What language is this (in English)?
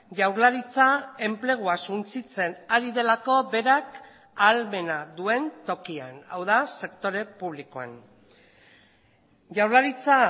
Basque